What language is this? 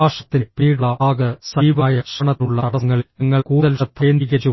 Malayalam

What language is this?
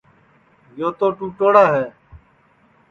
Sansi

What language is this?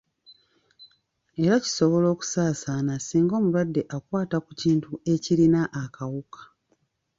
Ganda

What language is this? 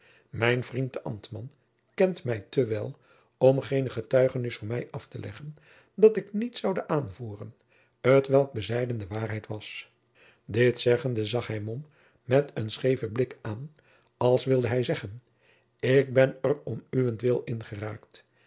Dutch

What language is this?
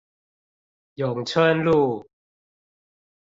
Chinese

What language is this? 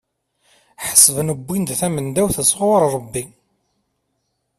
Kabyle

